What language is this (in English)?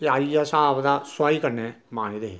Dogri